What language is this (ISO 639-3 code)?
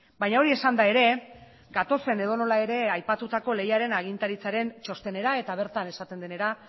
eus